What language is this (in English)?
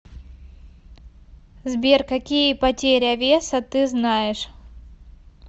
Russian